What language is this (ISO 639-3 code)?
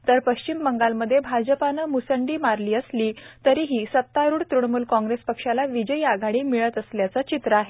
mar